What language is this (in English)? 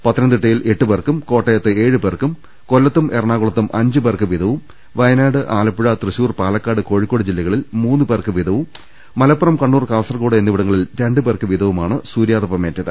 Malayalam